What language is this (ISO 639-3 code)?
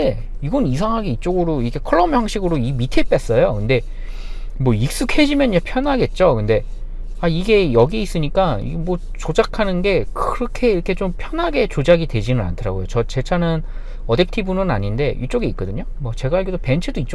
kor